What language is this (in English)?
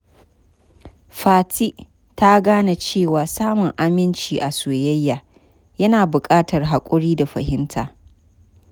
Hausa